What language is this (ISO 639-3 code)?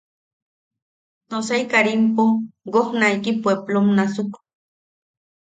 yaq